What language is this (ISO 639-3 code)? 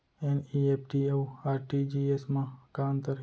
hne